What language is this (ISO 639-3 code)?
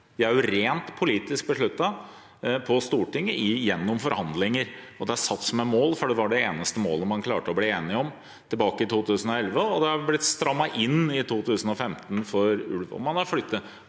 nor